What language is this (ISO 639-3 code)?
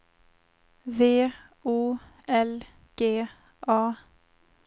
swe